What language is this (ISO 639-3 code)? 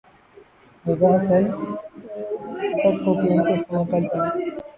urd